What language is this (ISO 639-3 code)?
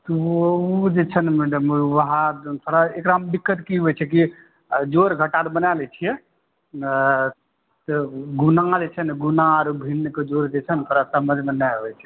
mai